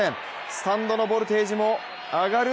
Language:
Japanese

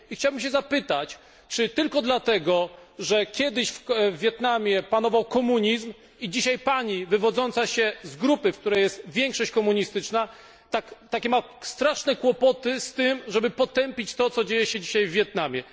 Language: Polish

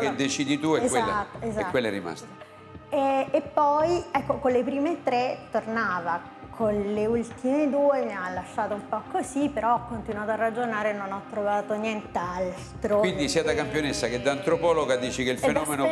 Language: Italian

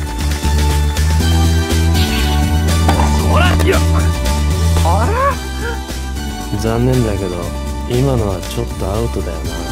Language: Japanese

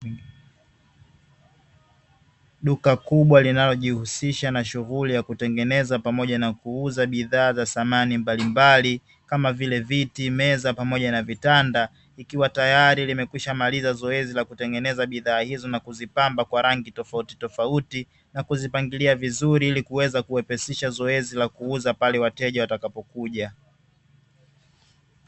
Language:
Swahili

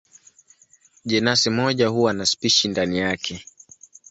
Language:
Swahili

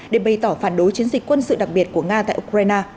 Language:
Vietnamese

